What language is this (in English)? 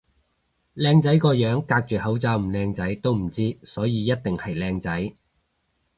Cantonese